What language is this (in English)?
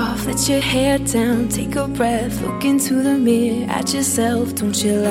Chinese